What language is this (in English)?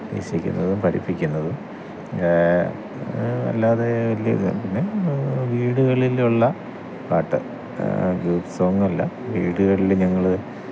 Malayalam